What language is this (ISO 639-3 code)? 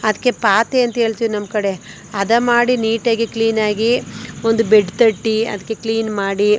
kan